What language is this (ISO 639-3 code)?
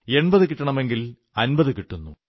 mal